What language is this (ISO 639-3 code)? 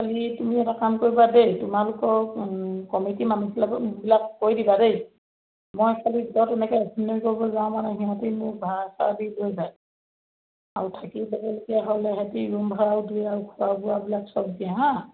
asm